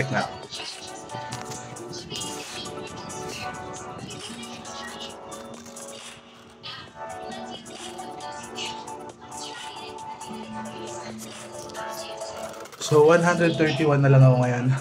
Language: Filipino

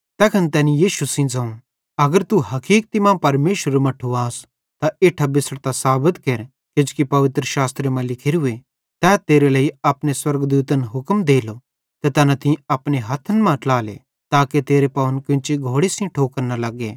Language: Bhadrawahi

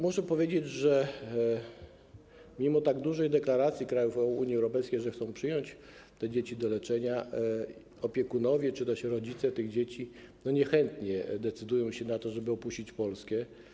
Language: Polish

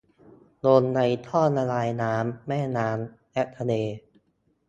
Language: Thai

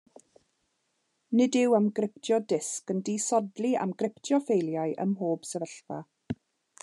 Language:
Welsh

